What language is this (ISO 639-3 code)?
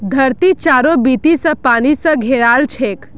mag